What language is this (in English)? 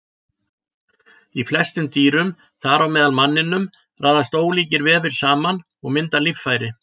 Icelandic